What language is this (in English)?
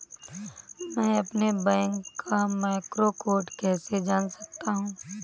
Hindi